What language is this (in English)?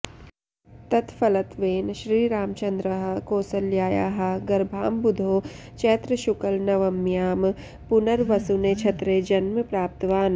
Sanskrit